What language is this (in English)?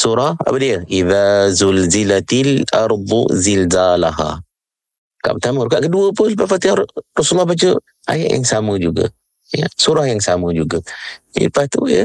Malay